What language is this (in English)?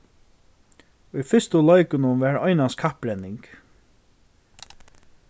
Faroese